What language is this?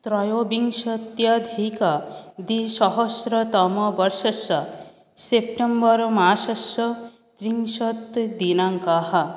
Sanskrit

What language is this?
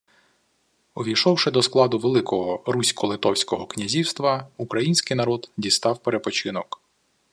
Ukrainian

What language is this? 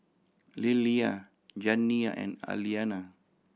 English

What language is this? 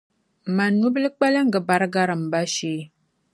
Dagbani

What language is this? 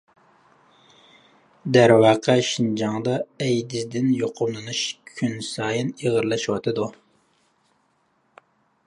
Uyghur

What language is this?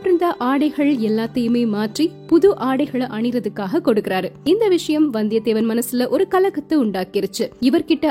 Tamil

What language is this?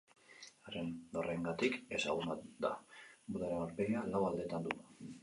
Basque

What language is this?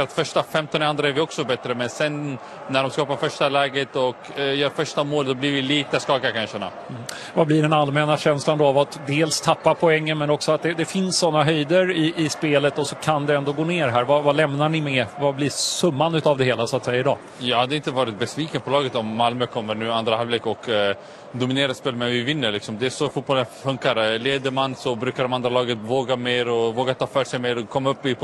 Swedish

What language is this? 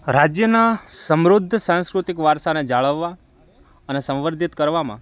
Gujarati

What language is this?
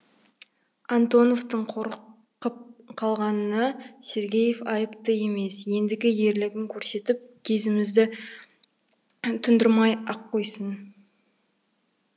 Kazakh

